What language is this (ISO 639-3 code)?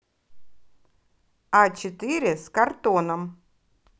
rus